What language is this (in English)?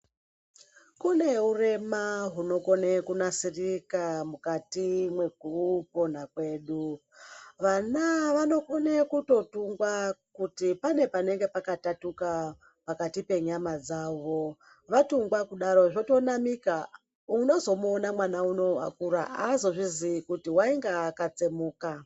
Ndau